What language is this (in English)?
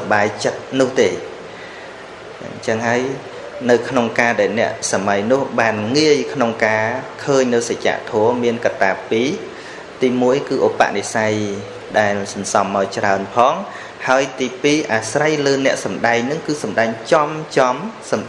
Vietnamese